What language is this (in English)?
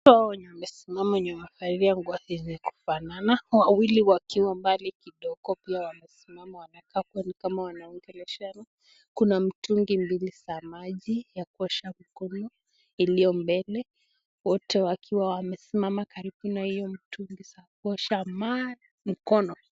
Swahili